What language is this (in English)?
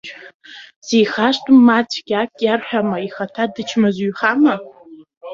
Abkhazian